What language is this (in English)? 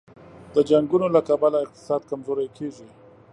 Pashto